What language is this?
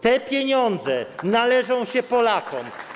Polish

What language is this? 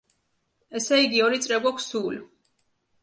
Georgian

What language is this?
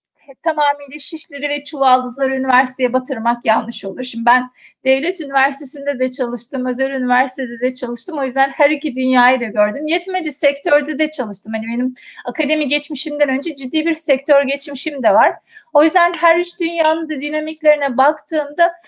Turkish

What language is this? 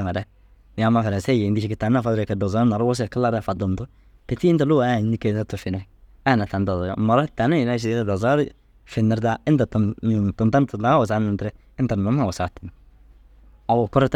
Dazaga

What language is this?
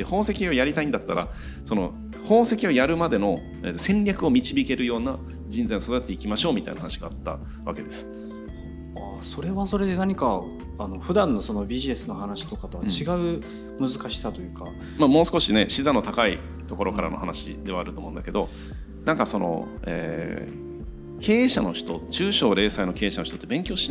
Japanese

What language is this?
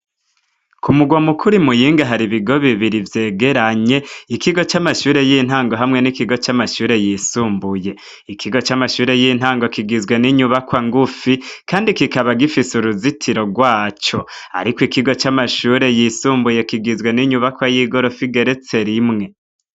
Rundi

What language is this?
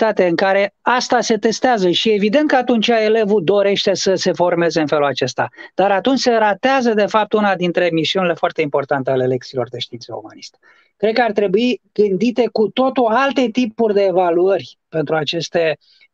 Romanian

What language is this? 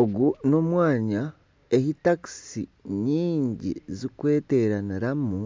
Nyankole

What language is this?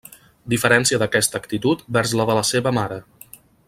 Catalan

